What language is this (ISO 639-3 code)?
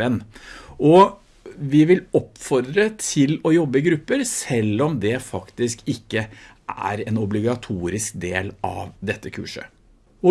nor